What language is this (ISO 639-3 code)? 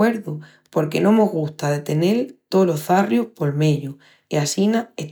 ext